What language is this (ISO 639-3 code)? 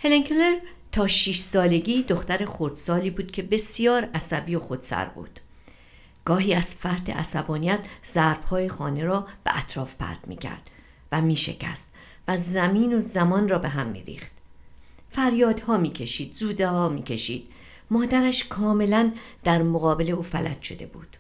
fas